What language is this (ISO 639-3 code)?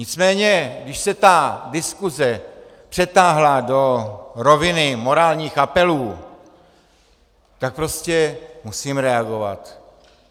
ces